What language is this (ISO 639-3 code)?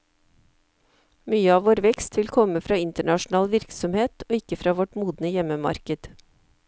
nor